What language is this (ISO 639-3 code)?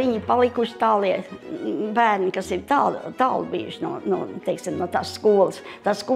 lav